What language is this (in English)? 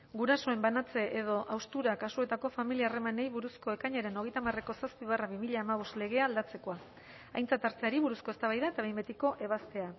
Basque